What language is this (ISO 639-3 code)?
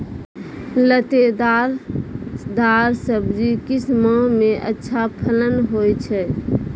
mai